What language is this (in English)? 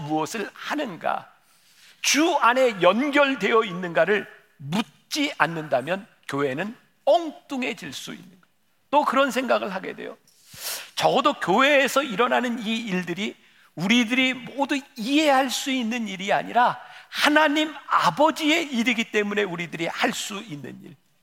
Korean